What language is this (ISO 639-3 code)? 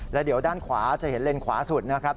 tha